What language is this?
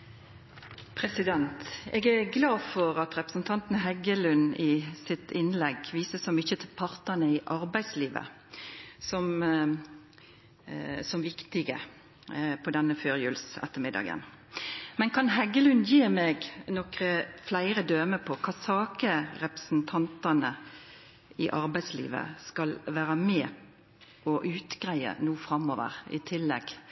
Norwegian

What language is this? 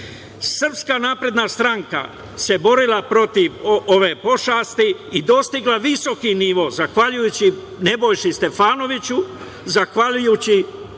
Serbian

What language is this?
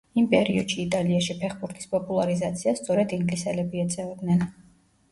Georgian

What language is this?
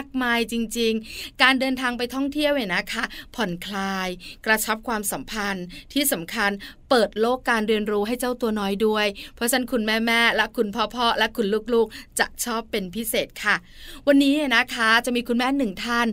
Thai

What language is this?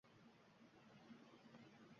Uzbek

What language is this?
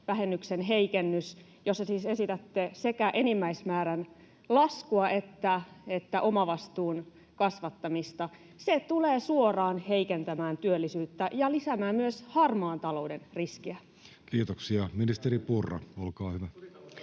Finnish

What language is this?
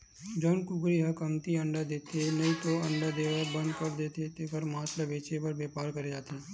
Chhattisgarhi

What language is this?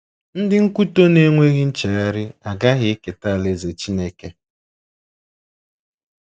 Igbo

